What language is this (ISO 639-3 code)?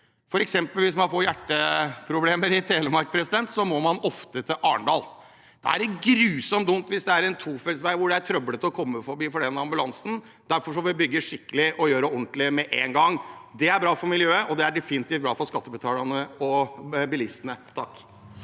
nor